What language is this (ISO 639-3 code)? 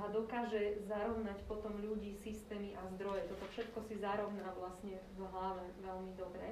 slk